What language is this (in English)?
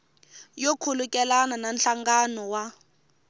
Tsonga